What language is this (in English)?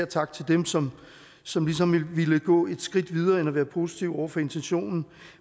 Danish